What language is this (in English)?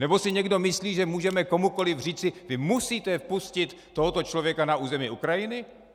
Czech